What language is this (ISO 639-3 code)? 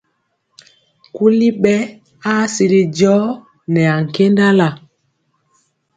mcx